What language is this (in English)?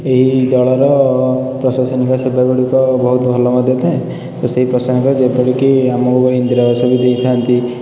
Odia